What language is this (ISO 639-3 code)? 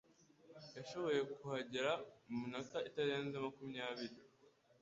kin